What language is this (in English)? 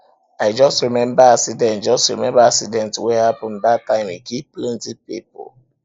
Nigerian Pidgin